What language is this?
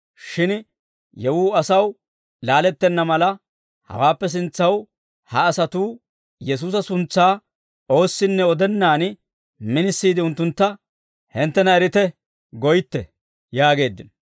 Dawro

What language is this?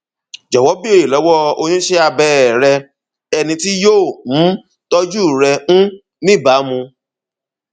Yoruba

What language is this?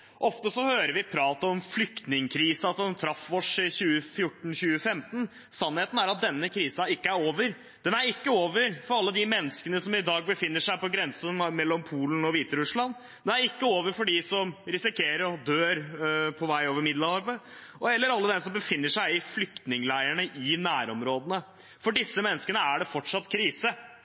Norwegian Bokmål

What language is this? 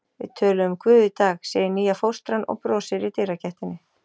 Icelandic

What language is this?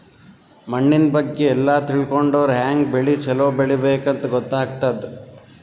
Kannada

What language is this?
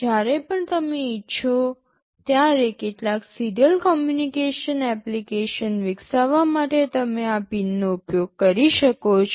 Gujarati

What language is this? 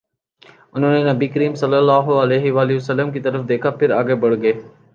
Urdu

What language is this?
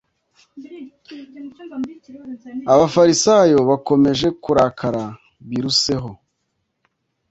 Kinyarwanda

